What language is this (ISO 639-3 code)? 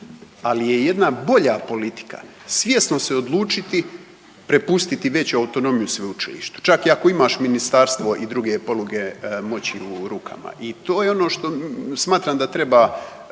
hrv